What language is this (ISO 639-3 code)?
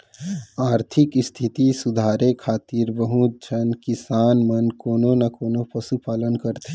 hne